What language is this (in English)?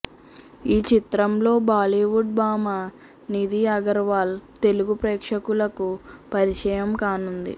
Telugu